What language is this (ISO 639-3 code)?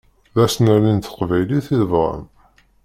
kab